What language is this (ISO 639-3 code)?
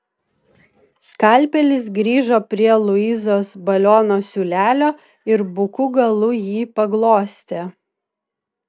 lit